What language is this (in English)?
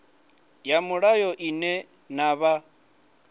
Venda